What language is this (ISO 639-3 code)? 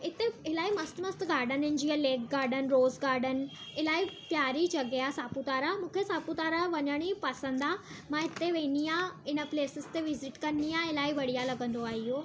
snd